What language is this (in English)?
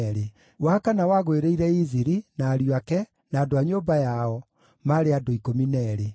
Kikuyu